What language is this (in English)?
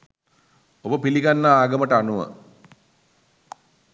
Sinhala